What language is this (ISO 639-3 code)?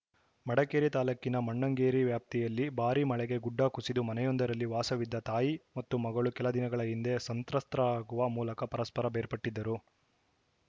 kan